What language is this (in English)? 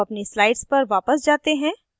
Hindi